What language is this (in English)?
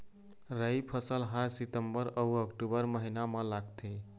Chhattisgarhi